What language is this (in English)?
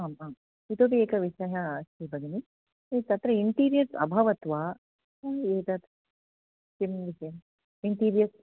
Sanskrit